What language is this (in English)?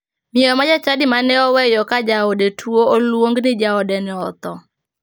Luo (Kenya and Tanzania)